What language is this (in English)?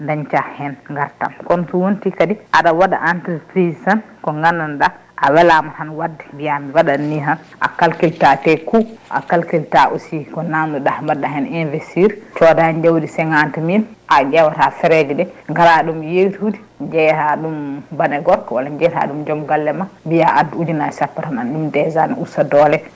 Fula